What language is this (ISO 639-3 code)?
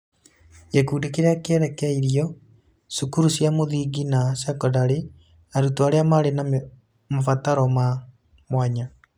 kik